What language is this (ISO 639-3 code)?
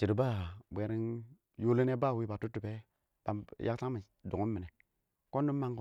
awo